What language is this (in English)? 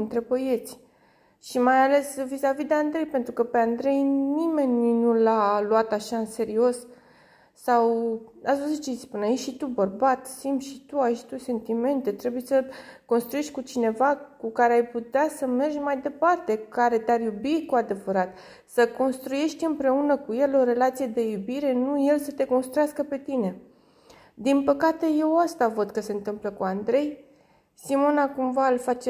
Romanian